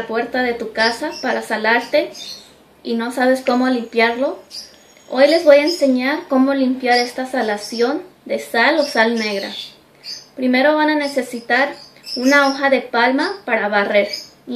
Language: Spanish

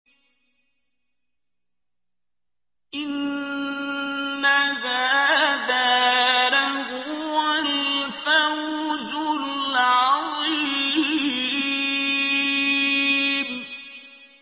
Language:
Arabic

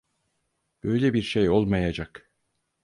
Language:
Turkish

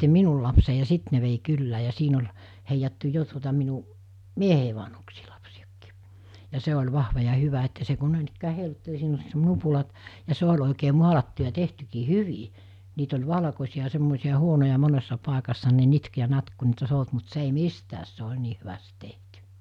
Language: Finnish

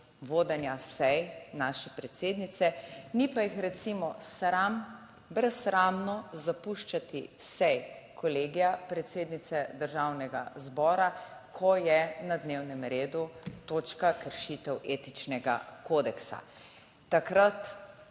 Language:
Slovenian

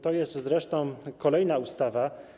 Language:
Polish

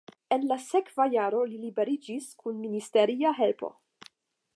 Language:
Esperanto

